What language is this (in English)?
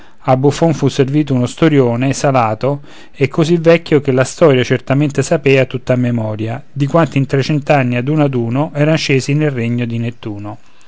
Italian